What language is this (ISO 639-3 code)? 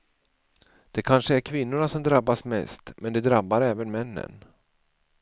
swe